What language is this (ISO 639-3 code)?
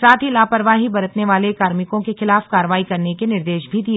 hin